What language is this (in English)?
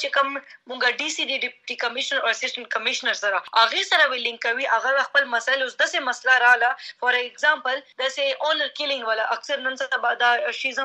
Urdu